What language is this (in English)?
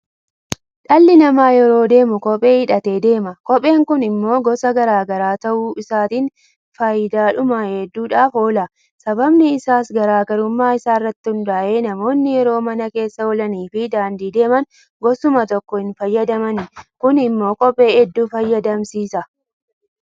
Oromo